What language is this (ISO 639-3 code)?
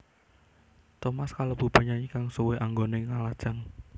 jav